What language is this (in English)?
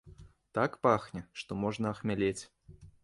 Belarusian